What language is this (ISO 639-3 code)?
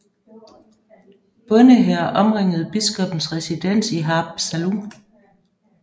dan